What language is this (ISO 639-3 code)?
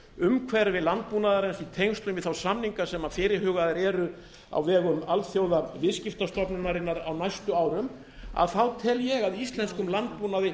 isl